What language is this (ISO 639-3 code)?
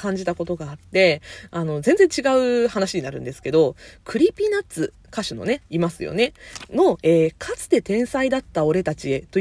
jpn